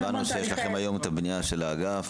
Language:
Hebrew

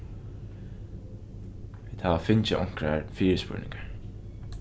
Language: Faroese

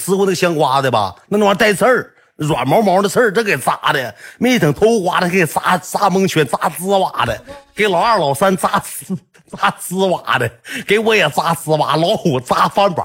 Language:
Chinese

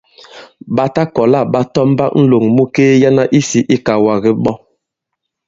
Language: Bankon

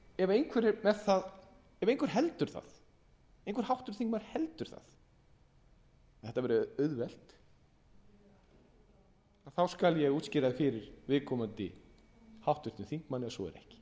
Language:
Icelandic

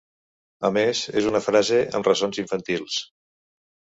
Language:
Catalan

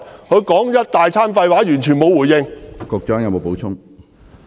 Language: Cantonese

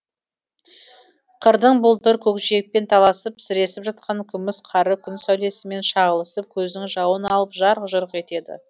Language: Kazakh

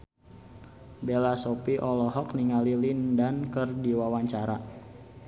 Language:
Sundanese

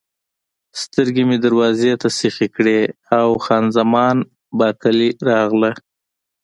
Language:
Pashto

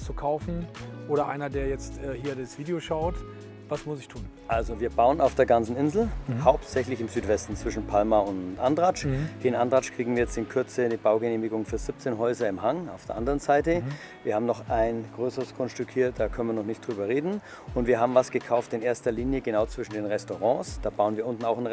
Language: German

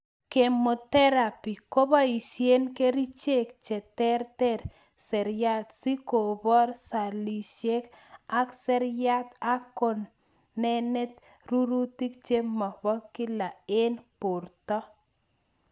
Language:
Kalenjin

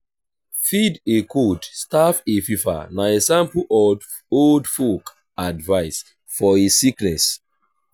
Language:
Nigerian Pidgin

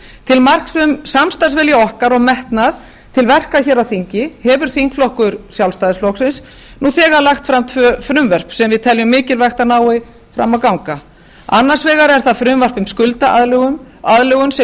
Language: Icelandic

